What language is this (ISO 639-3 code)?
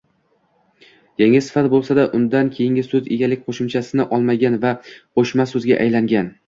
uzb